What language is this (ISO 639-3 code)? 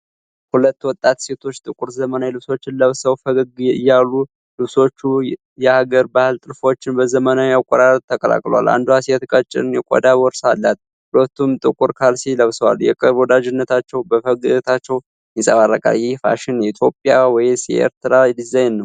amh